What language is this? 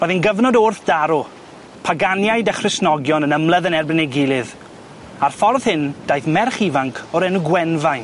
Welsh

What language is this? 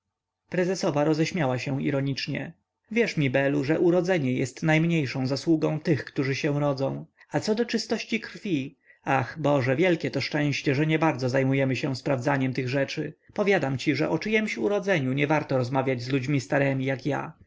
Polish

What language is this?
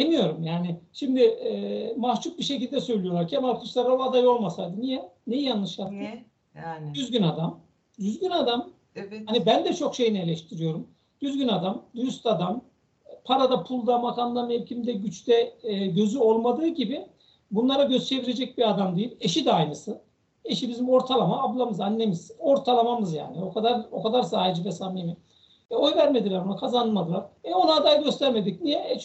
Turkish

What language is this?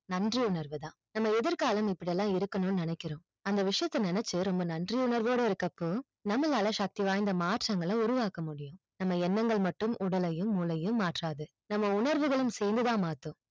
Tamil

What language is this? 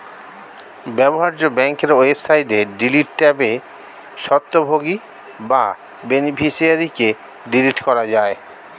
Bangla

